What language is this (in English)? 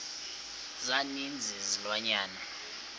Xhosa